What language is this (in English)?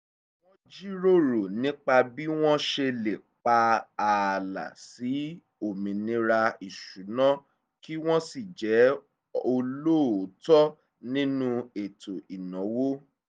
Yoruba